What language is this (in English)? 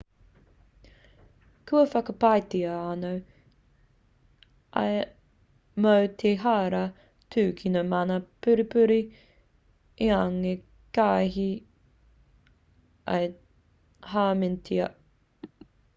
Māori